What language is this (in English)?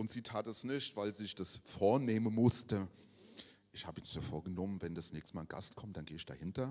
German